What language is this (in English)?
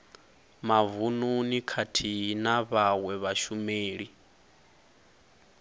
Venda